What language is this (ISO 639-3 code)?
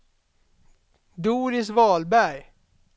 swe